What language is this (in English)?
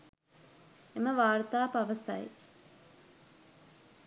Sinhala